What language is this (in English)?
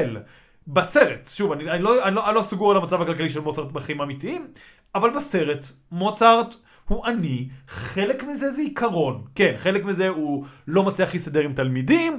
Hebrew